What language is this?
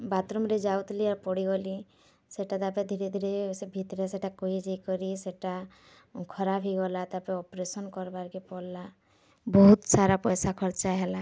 Odia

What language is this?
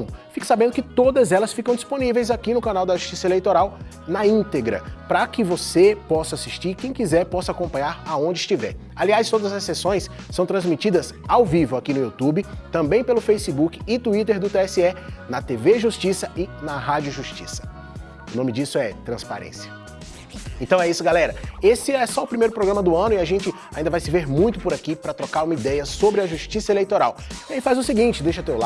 Portuguese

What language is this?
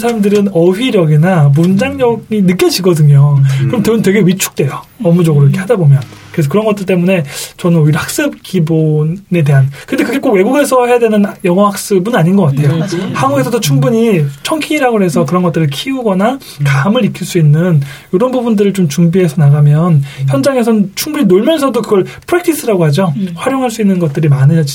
Korean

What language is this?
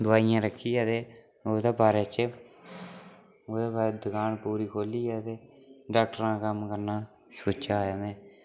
Dogri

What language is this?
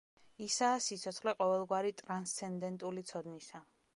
Georgian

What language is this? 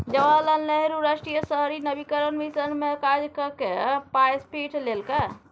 Maithili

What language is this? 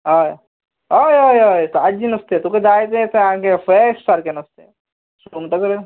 Konkani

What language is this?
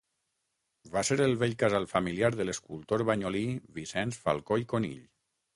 Catalan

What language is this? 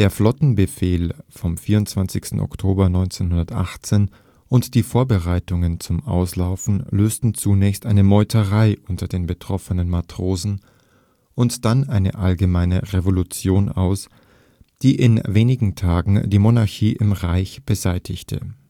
German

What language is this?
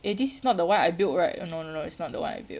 English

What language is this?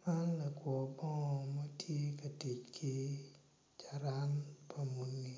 Acoli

